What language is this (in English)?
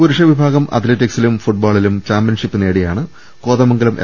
Malayalam